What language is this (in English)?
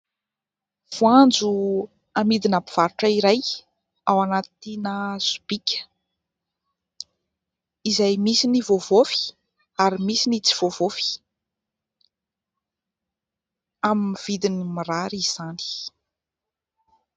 Malagasy